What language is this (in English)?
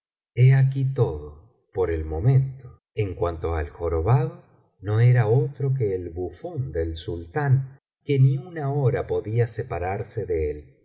Spanish